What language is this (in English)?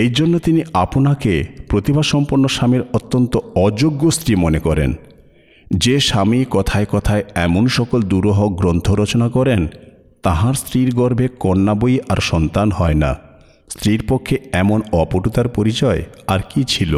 Bangla